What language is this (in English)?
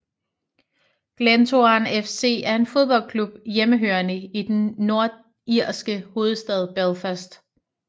Danish